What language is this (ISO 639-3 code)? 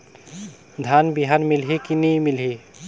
hne